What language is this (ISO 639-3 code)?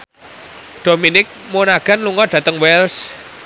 jav